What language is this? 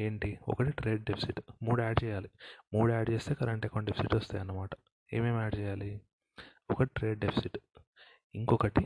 Telugu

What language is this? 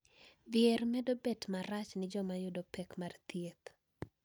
Luo (Kenya and Tanzania)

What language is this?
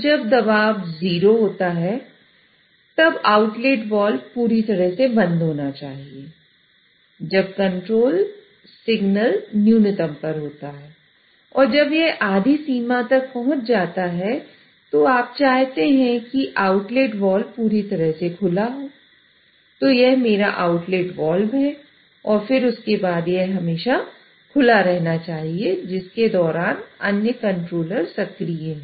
Hindi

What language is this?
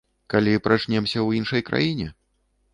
Belarusian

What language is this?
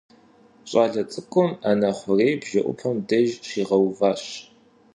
Kabardian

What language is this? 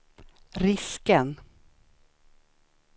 Swedish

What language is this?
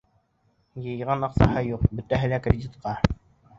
Bashkir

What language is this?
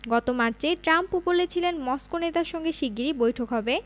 Bangla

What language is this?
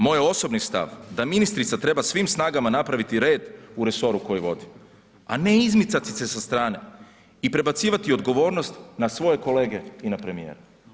Croatian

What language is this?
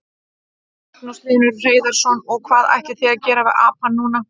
Icelandic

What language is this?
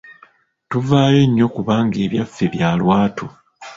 Ganda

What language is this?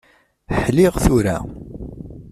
Kabyle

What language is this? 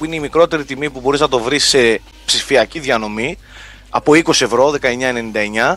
Greek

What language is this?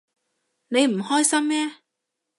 Cantonese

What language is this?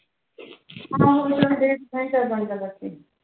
Punjabi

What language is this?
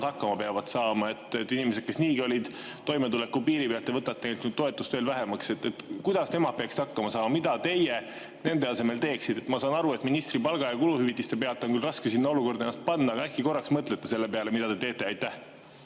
Estonian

